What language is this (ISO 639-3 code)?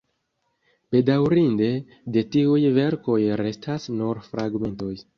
epo